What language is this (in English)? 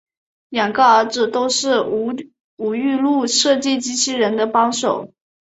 Chinese